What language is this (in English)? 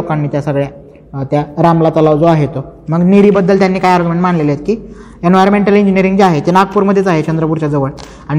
Marathi